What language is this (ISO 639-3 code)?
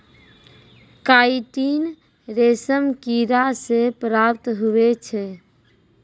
mai